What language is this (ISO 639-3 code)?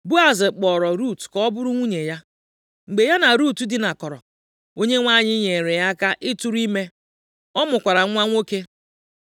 ibo